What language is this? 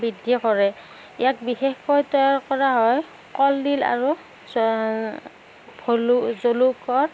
Assamese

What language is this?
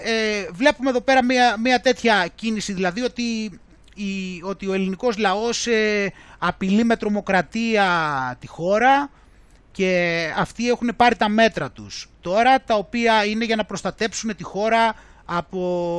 Greek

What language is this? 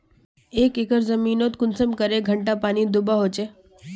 Magahi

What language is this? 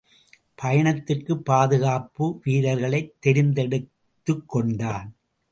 Tamil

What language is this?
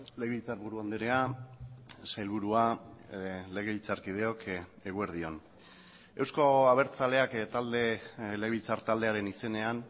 Basque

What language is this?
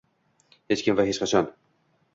Uzbek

